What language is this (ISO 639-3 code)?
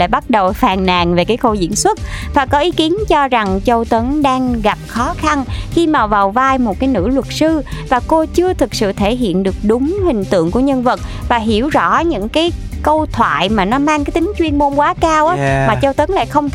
vie